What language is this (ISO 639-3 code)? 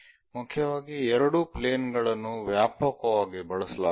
kan